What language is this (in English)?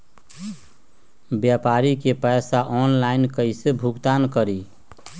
Magahi